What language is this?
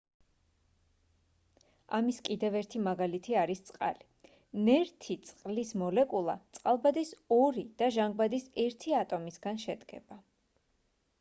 Georgian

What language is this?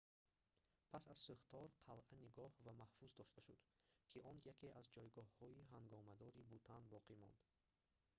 Tajik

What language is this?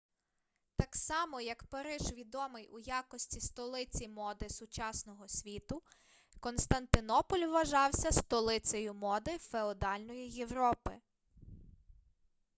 Ukrainian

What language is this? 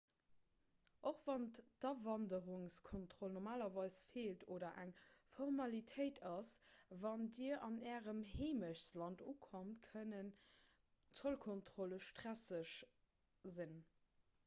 Luxembourgish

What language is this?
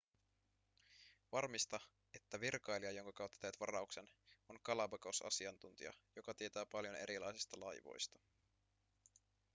Finnish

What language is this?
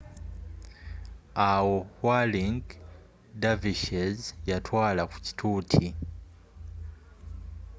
Ganda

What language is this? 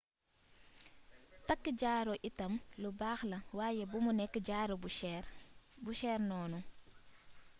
Wolof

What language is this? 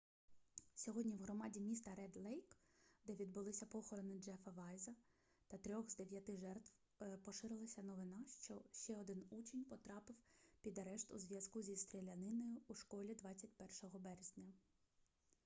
Ukrainian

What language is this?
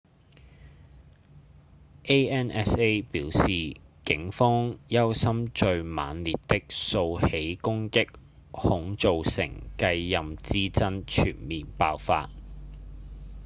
Cantonese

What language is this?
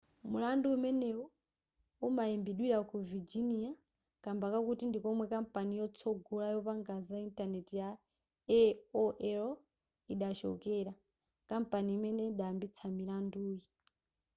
Nyanja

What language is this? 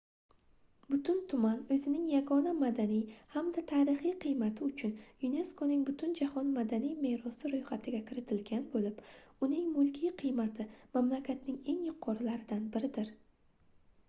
Uzbek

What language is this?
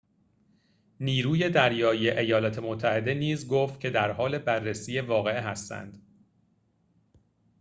Persian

